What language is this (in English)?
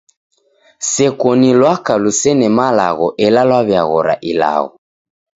Taita